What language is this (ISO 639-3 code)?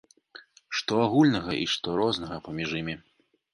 bel